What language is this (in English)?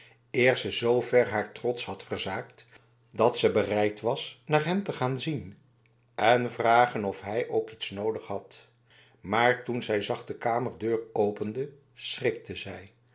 Dutch